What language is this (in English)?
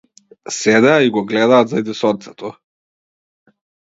Macedonian